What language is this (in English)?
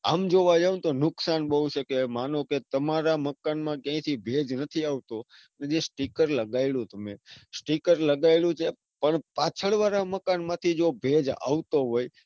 Gujarati